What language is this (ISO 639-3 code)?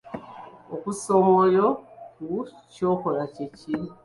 lug